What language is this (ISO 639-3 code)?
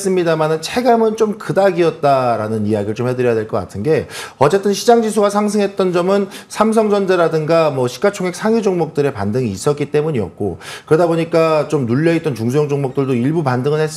kor